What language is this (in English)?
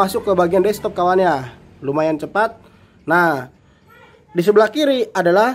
Indonesian